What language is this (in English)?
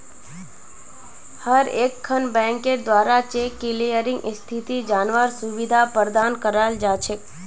Magahi